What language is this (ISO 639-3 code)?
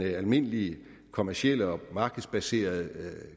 dan